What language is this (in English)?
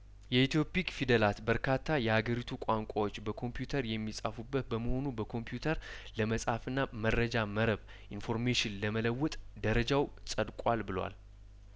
Amharic